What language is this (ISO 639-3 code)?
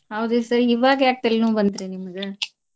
kan